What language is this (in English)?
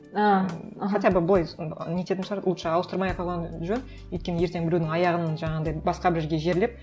Kazakh